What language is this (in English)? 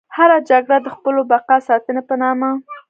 Pashto